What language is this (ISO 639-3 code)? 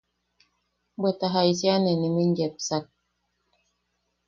yaq